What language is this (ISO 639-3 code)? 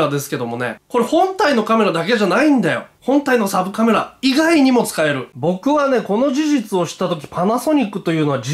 jpn